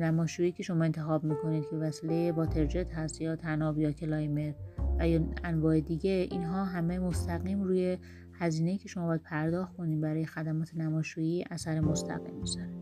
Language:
Persian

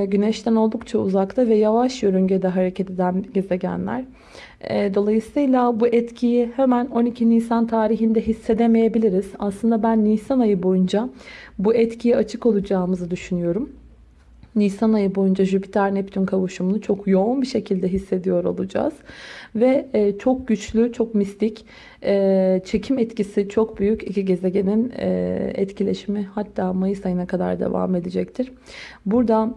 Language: Turkish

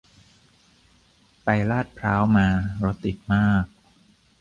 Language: Thai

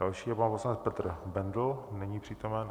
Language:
Czech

